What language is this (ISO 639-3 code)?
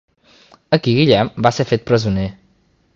cat